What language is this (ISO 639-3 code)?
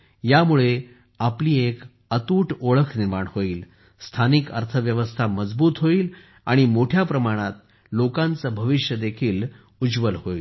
mar